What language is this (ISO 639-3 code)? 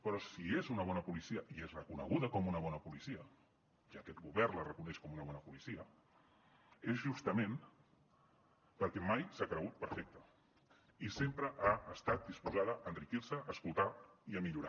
cat